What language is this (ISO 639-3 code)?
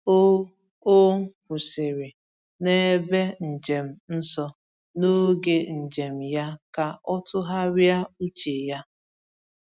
ibo